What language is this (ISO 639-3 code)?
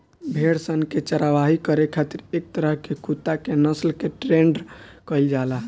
bho